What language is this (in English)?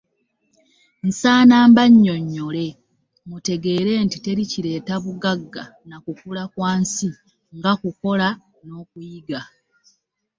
Ganda